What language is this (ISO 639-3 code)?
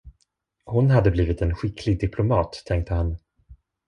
swe